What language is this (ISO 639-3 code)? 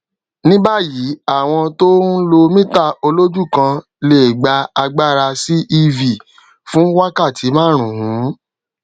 yor